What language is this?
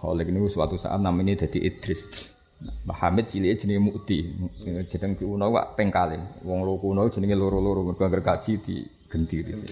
Malay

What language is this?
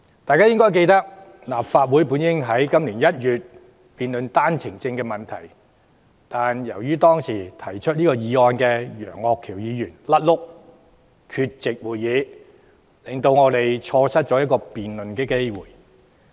Cantonese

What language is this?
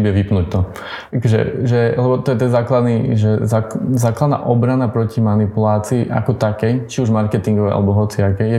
Slovak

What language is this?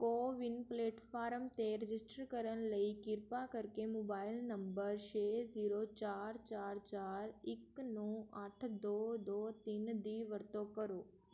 Punjabi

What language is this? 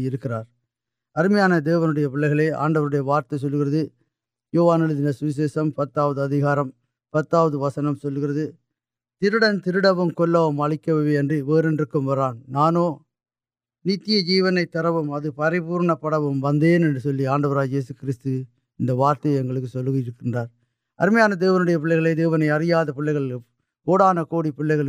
Urdu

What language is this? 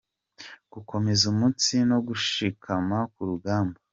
Kinyarwanda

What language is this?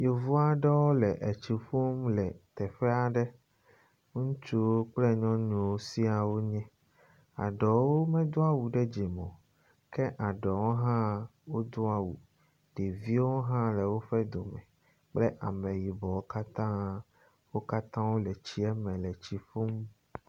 Ewe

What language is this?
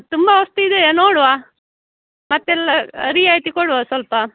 Kannada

